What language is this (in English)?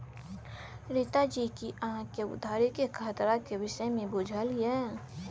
Maithili